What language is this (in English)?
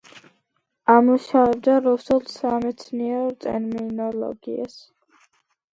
Georgian